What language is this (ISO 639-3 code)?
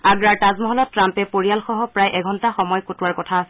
asm